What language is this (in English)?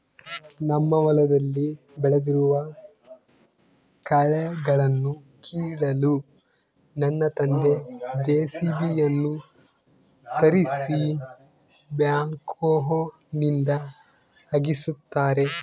Kannada